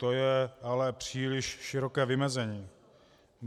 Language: Czech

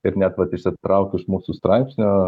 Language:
Lithuanian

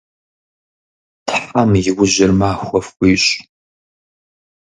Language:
Kabardian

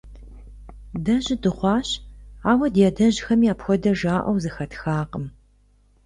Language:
Kabardian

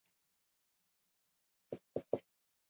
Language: Chinese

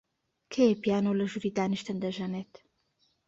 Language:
Central Kurdish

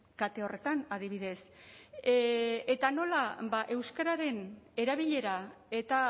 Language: Basque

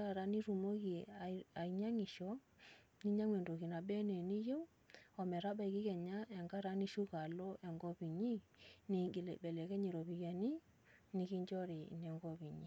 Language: Masai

